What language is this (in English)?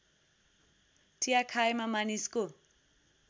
Nepali